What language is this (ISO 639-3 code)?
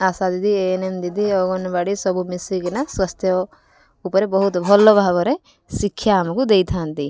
ori